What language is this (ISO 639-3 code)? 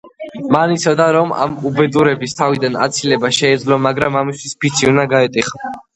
kat